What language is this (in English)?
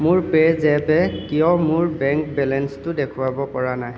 Assamese